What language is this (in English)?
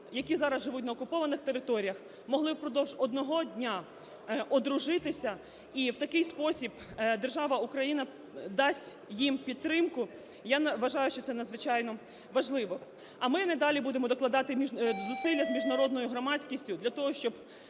Ukrainian